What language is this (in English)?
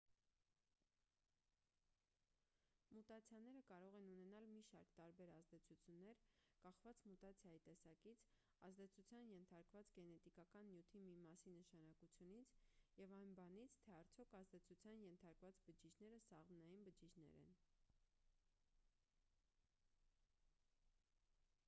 Armenian